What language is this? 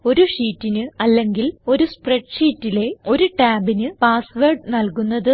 Malayalam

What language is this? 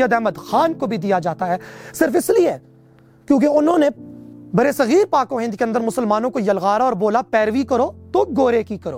Urdu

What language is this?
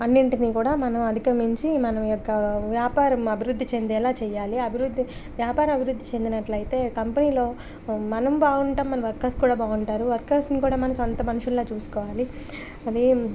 Telugu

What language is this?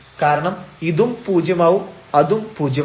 Malayalam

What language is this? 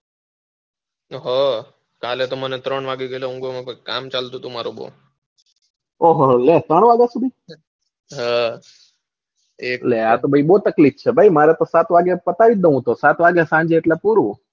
Gujarati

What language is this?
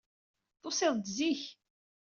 Kabyle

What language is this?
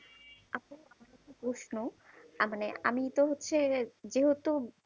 Bangla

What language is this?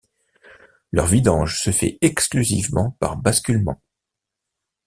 French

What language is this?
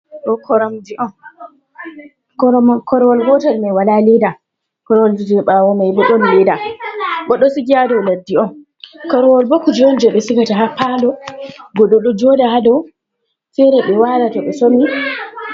Fula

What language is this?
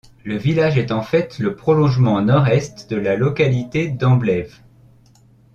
French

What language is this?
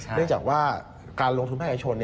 Thai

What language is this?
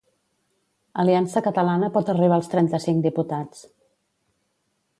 Catalan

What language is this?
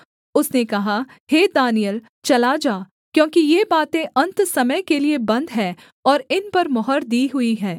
Hindi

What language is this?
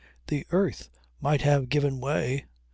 English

